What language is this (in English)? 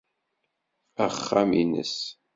Kabyle